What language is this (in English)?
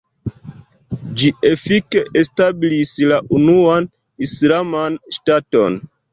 Esperanto